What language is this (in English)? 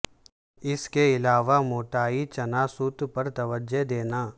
Urdu